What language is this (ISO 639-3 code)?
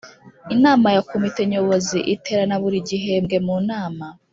kin